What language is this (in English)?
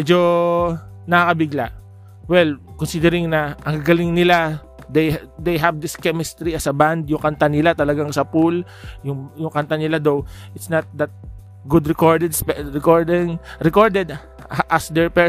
Filipino